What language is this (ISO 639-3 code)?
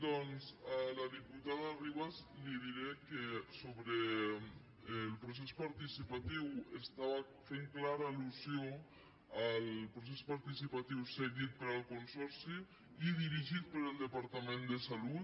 cat